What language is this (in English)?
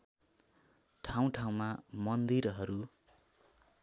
Nepali